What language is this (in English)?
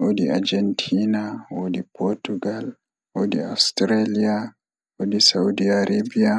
Fula